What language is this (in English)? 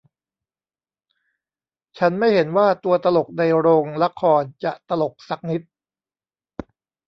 Thai